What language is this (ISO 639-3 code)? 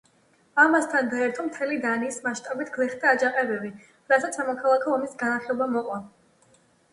kat